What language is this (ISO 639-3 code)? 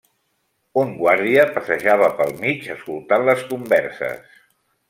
cat